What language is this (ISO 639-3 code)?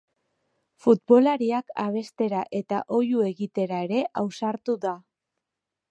eus